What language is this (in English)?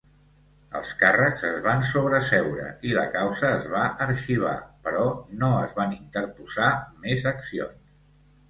Catalan